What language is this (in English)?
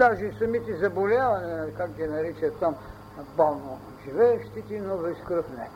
Bulgarian